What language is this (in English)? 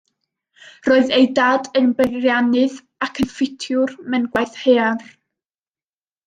Welsh